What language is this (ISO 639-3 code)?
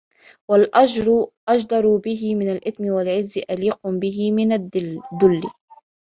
ara